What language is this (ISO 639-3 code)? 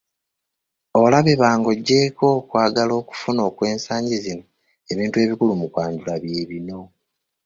lug